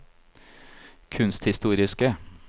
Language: Norwegian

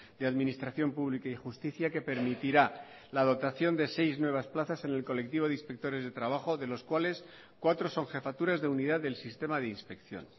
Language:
Spanish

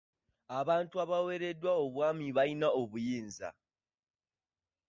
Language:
Ganda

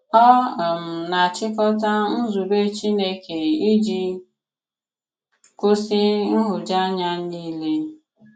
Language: Igbo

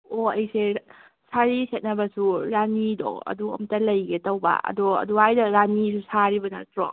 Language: Manipuri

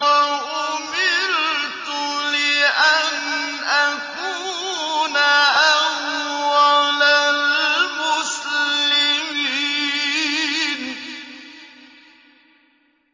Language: Arabic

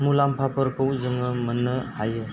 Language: Bodo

